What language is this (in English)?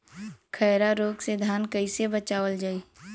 Bhojpuri